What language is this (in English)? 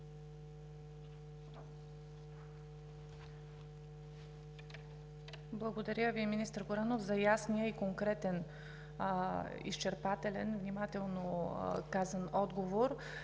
Bulgarian